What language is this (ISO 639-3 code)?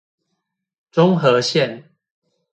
zho